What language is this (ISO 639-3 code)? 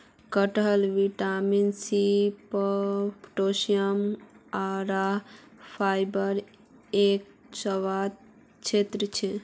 mag